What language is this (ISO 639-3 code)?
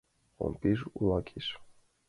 chm